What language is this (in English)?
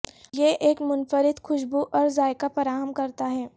Urdu